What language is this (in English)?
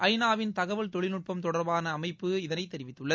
Tamil